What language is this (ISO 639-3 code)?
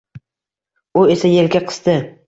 uzb